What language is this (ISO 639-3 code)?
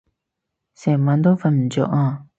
yue